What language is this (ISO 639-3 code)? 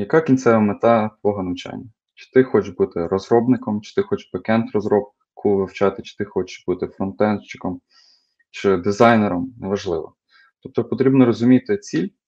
ukr